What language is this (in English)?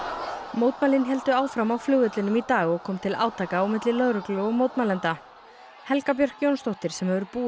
Icelandic